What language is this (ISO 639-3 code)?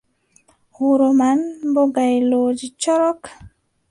fub